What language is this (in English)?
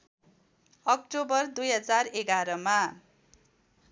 Nepali